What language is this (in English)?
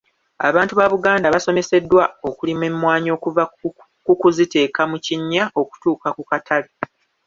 Ganda